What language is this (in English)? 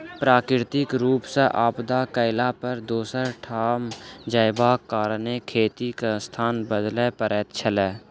Maithili